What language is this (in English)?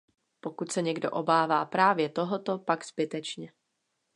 Czech